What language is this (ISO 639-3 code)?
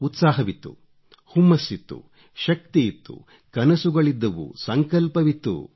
kan